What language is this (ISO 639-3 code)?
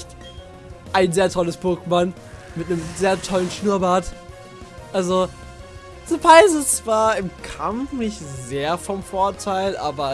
deu